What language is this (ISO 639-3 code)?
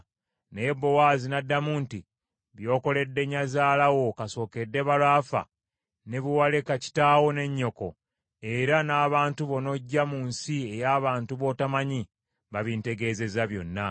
lug